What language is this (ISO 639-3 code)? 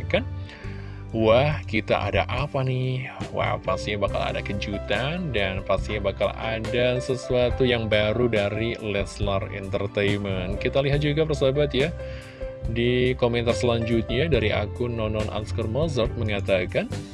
ind